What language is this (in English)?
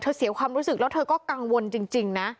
Thai